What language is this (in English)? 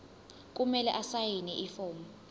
Zulu